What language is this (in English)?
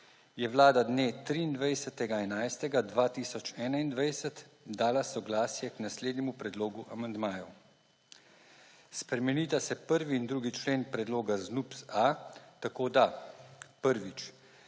Slovenian